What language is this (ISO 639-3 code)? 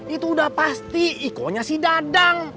ind